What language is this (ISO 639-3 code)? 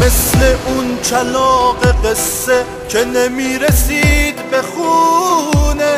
fas